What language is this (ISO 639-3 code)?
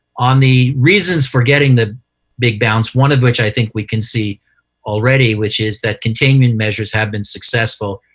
eng